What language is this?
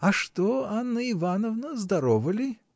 Russian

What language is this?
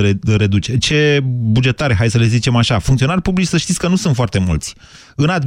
Romanian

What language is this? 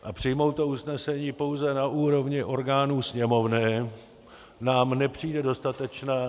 Czech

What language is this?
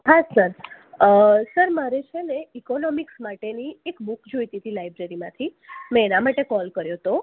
Gujarati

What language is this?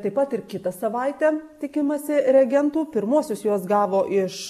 Lithuanian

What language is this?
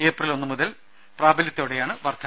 Malayalam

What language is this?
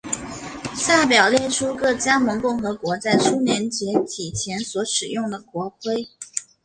Chinese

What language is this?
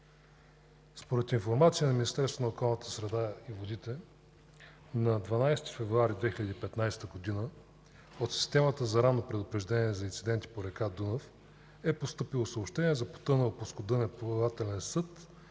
Bulgarian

